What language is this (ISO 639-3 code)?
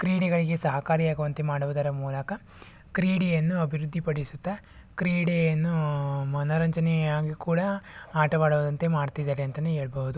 kan